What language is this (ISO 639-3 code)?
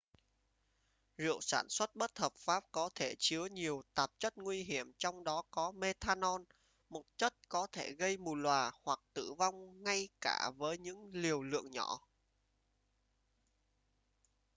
vie